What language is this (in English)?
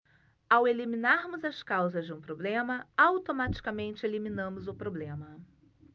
Portuguese